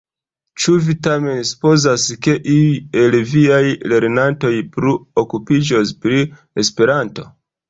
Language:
Esperanto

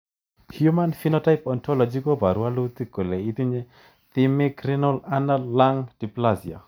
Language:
Kalenjin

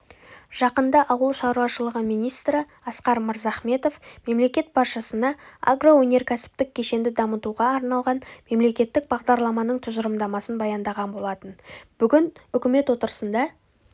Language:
Kazakh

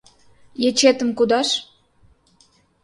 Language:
Mari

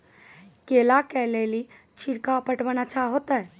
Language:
Maithili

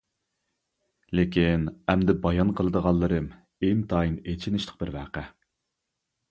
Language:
Uyghur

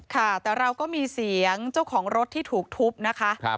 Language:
Thai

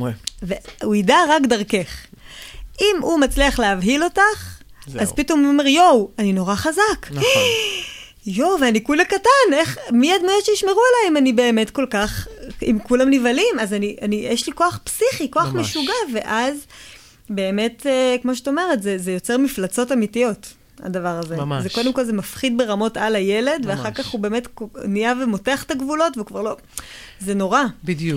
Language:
Hebrew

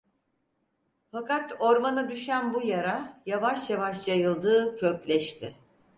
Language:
Turkish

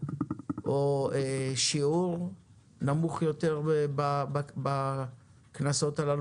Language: Hebrew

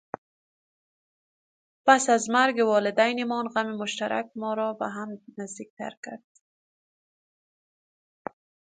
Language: Persian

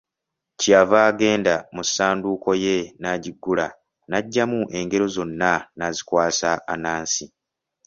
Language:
Ganda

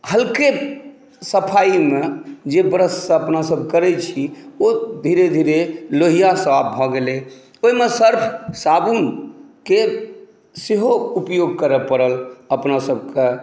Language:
Maithili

